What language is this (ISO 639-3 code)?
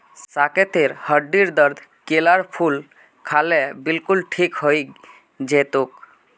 mag